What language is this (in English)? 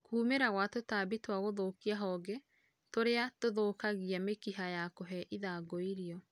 Kikuyu